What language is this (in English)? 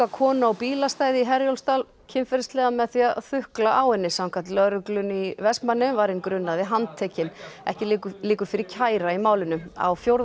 Icelandic